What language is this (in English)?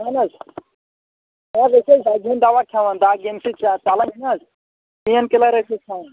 Kashmiri